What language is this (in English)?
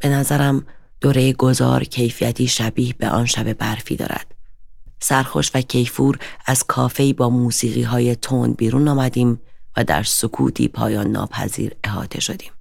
Persian